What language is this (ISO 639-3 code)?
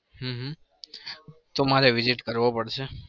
guj